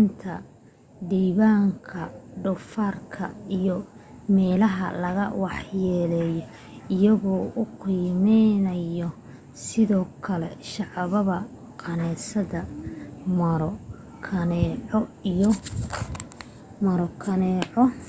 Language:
Somali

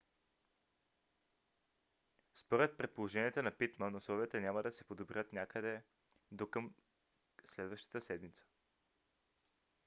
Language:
Bulgarian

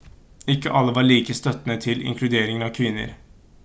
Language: Norwegian Bokmål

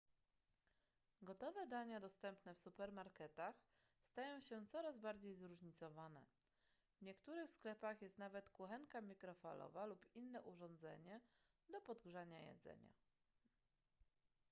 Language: Polish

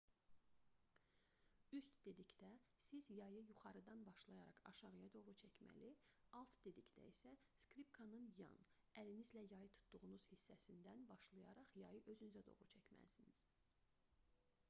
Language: Azerbaijani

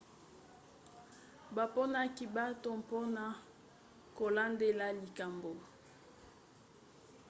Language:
Lingala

